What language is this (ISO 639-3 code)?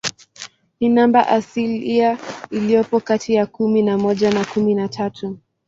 swa